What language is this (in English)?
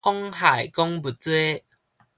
Min Nan Chinese